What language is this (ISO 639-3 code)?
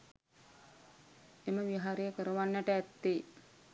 sin